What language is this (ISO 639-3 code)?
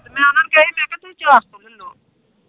pan